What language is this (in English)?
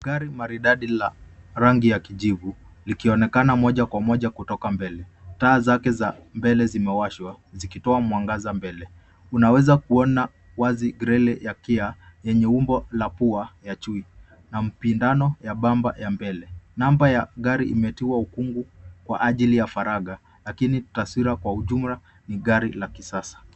Swahili